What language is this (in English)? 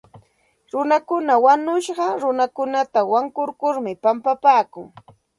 Santa Ana de Tusi Pasco Quechua